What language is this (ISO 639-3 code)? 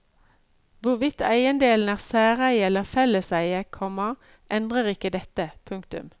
nor